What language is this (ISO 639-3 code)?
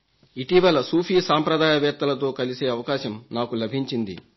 tel